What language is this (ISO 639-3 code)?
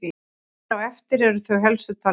isl